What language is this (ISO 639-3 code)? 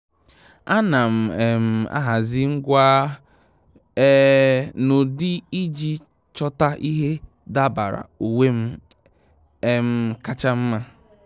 ibo